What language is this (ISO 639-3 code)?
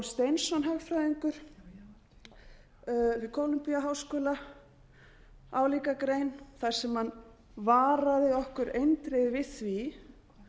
isl